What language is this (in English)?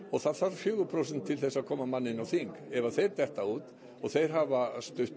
Icelandic